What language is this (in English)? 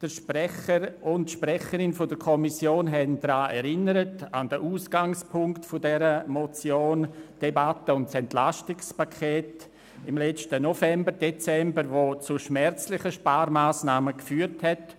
Swiss German